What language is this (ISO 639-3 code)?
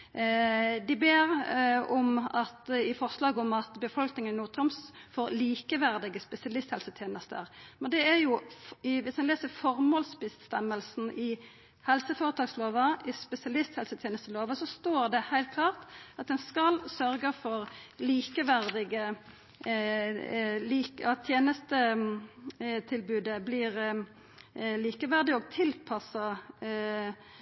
nno